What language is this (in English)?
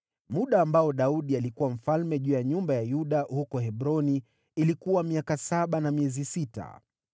Swahili